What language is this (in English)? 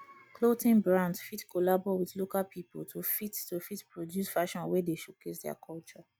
Nigerian Pidgin